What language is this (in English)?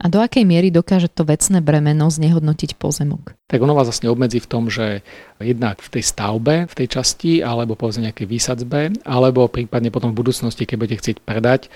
Slovak